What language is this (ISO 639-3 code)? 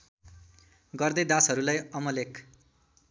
nep